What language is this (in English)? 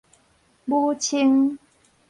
Min Nan Chinese